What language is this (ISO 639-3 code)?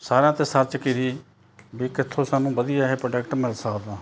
pan